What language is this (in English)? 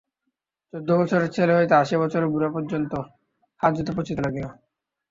Bangla